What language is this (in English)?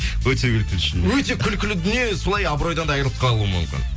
Kazakh